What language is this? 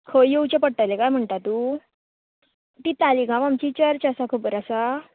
Konkani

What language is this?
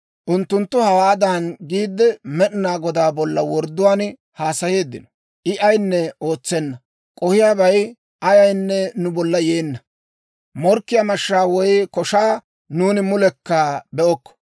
Dawro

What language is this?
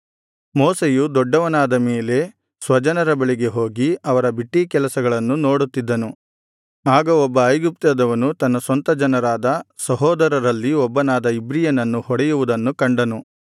Kannada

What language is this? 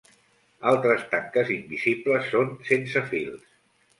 Catalan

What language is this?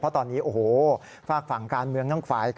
Thai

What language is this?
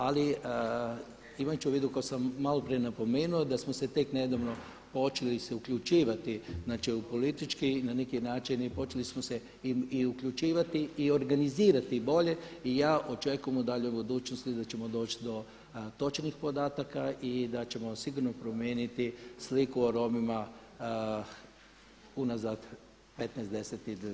Croatian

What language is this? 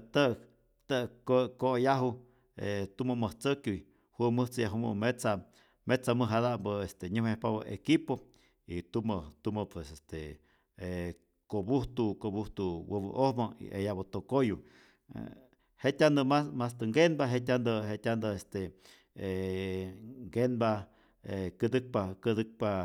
Rayón Zoque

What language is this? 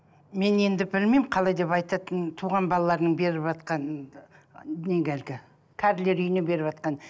Kazakh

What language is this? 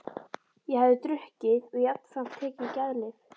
Icelandic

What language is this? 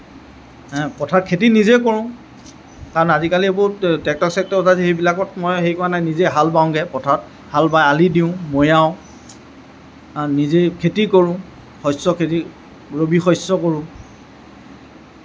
Assamese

